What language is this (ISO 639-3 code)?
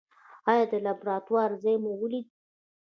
pus